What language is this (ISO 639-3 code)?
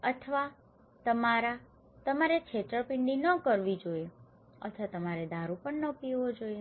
guj